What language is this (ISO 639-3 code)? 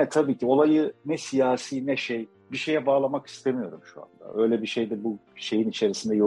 tur